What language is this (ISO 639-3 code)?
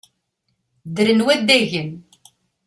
kab